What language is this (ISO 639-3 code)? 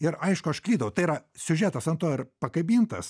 lit